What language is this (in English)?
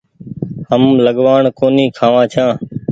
Goaria